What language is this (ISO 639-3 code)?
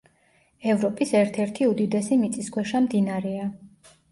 kat